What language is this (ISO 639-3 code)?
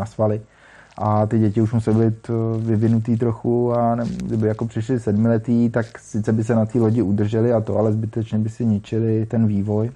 ces